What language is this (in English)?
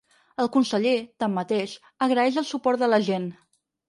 Catalan